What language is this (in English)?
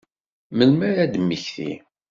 Kabyle